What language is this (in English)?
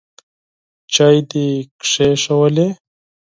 Pashto